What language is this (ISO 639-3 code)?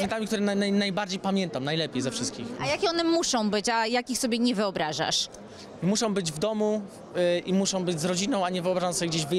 pol